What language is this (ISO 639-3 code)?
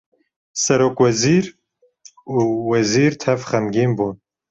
kur